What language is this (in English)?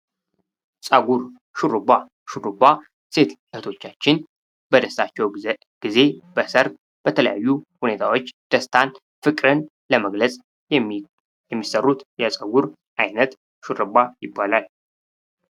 Amharic